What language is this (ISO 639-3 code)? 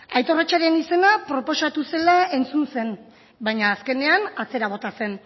eus